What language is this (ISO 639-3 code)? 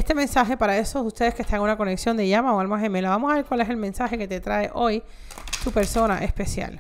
spa